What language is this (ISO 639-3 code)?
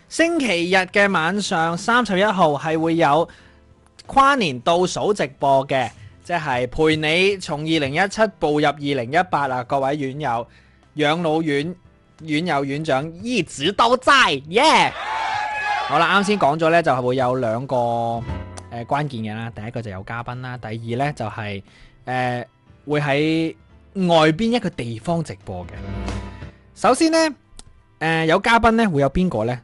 zho